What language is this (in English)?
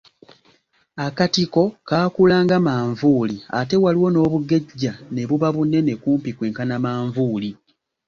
Ganda